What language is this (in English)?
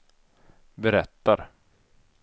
Swedish